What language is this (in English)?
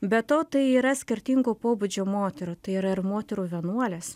Lithuanian